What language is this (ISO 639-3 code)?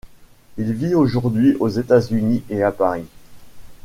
fra